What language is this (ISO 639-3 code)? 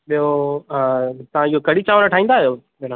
snd